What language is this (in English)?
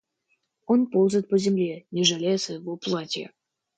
Russian